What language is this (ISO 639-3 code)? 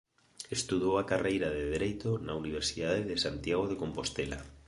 glg